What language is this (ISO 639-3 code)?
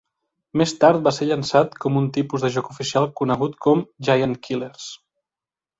cat